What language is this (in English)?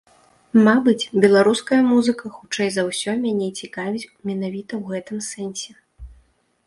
Belarusian